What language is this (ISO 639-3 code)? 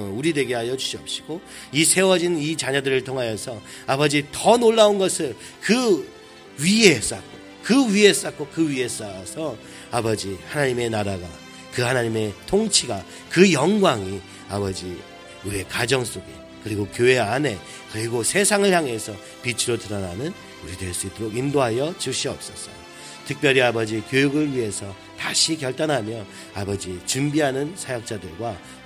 kor